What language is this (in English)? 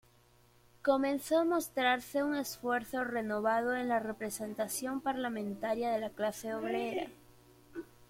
Spanish